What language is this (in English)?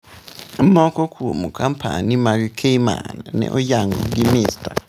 Luo (Kenya and Tanzania)